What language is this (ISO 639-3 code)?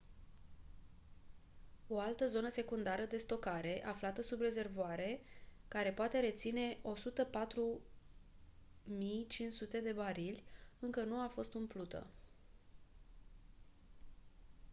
ron